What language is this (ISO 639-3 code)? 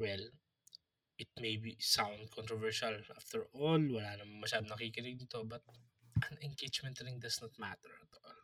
fil